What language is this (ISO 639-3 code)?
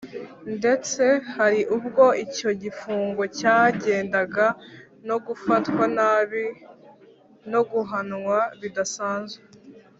kin